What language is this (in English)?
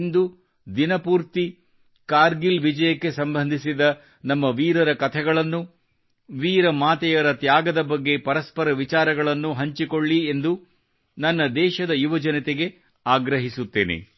Kannada